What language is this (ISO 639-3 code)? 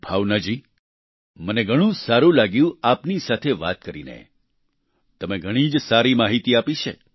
guj